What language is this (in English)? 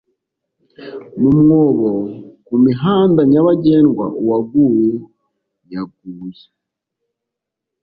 Kinyarwanda